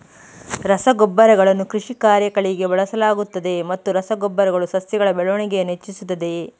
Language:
Kannada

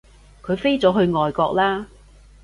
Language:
Cantonese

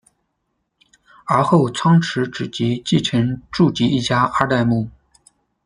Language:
Chinese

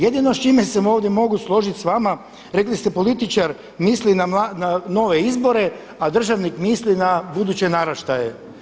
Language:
Croatian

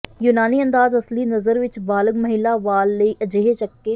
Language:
Punjabi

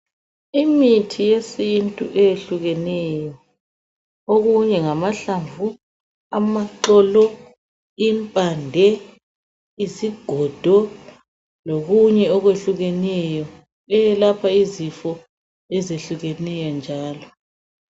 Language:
North Ndebele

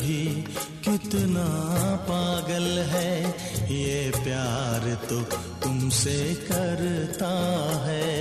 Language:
Hindi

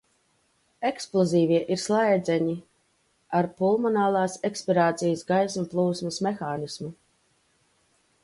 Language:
Latvian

